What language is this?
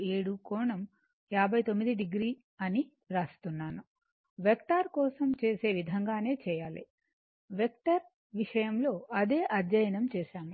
Telugu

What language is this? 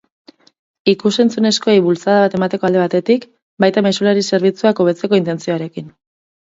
Basque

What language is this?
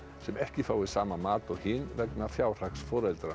Icelandic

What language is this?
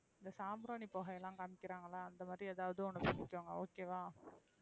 Tamil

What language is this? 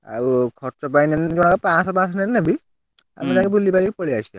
Odia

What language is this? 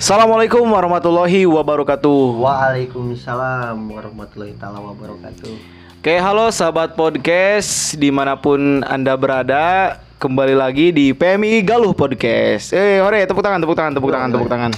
Indonesian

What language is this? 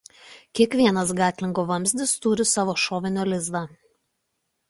Lithuanian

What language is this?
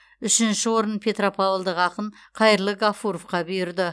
Kazakh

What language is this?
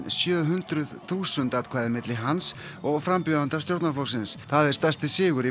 Icelandic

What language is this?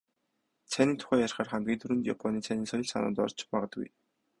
Mongolian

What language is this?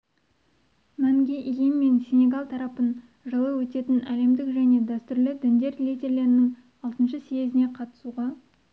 Kazakh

